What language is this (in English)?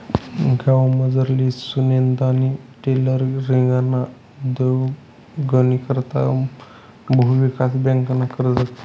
Marathi